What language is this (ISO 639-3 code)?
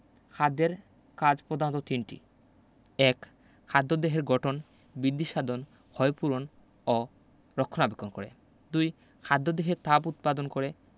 ben